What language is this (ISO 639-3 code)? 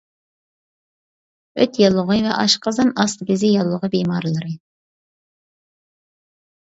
uig